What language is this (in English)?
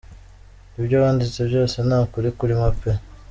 Kinyarwanda